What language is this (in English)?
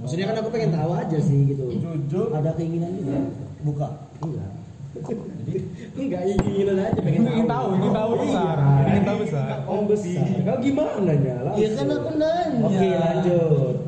Indonesian